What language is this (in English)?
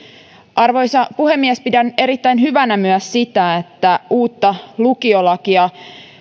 Finnish